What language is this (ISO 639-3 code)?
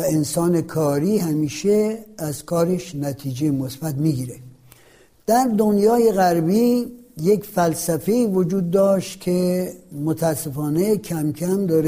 fas